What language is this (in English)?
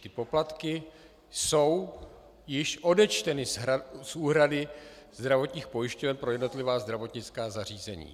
Czech